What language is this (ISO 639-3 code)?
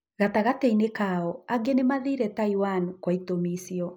kik